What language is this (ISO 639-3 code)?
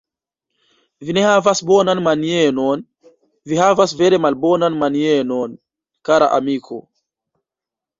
epo